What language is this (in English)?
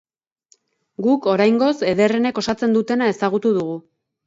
Basque